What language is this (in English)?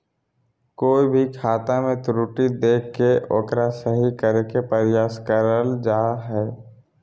Magahi